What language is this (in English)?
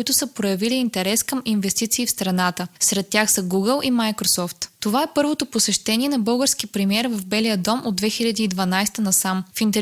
Bulgarian